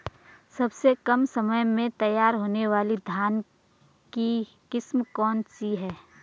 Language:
Hindi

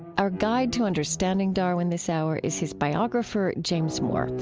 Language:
English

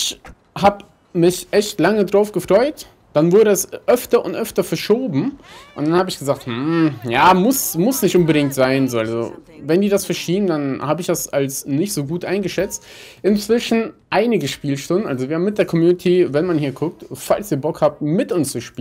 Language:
German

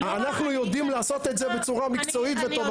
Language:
Hebrew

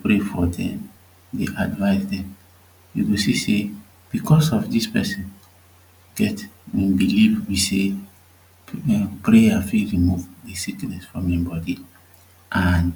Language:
Nigerian Pidgin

